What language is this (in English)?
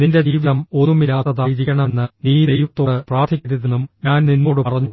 Malayalam